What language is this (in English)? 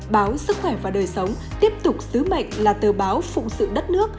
Vietnamese